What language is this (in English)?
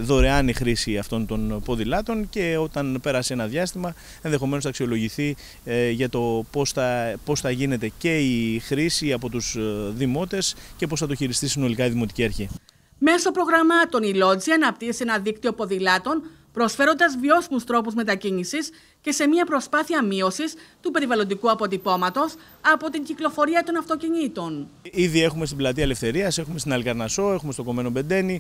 Greek